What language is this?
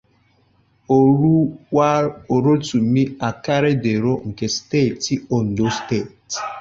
Igbo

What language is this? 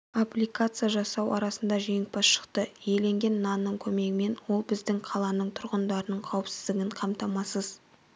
Kazakh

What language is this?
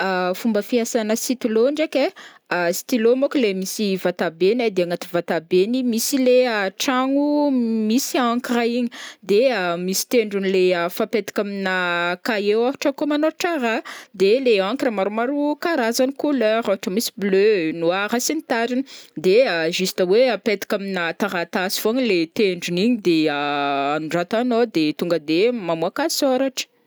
Northern Betsimisaraka Malagasy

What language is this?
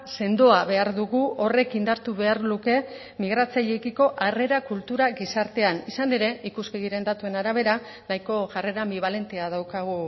Basque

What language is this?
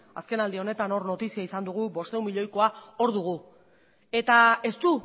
Basque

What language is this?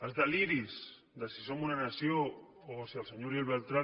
Catalan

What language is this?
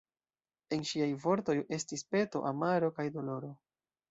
Esperanto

